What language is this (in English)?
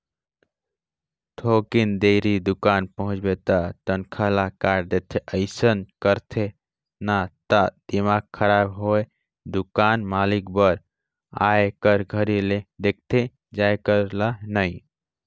Chhattisgarhi